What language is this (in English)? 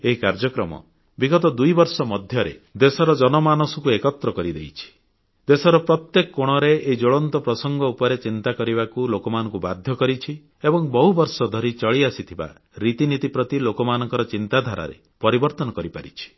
Odia